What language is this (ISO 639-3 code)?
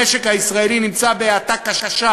heb